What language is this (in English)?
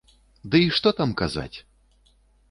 Belarusian